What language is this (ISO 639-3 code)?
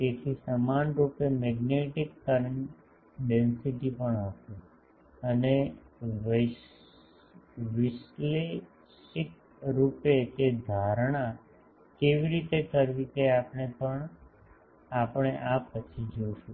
guj